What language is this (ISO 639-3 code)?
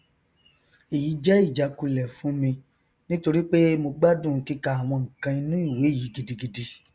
yor